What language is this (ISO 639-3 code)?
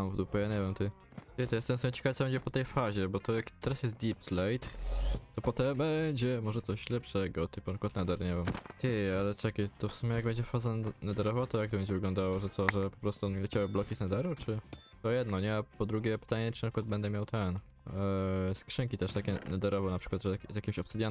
pol